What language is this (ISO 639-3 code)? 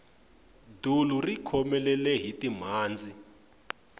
tso